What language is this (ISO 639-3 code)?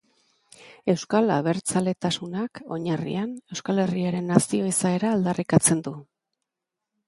eus